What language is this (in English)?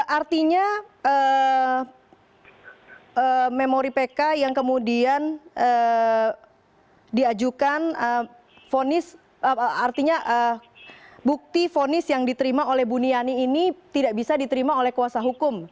Indonesian